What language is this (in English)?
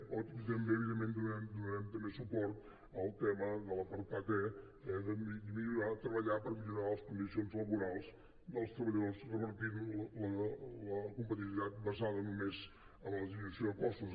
Catalan